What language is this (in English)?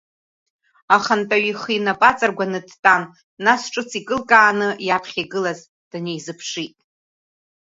Abkhazian